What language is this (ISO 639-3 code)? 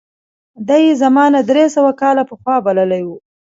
pus